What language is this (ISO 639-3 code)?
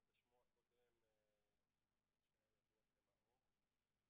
heb